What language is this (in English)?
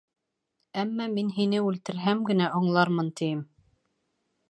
Bashkir